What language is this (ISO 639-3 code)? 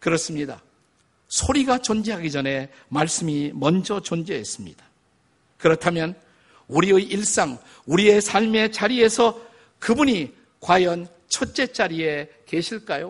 kor